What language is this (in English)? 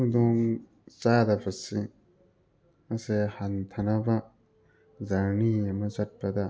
Manipuri